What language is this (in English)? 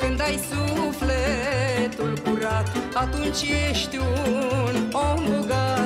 Romanian